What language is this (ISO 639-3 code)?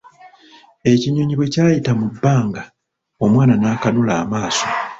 lug